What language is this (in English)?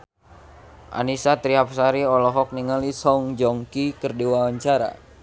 Sundanese